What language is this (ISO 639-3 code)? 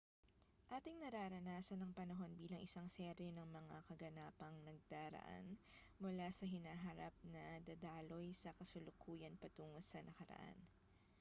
fil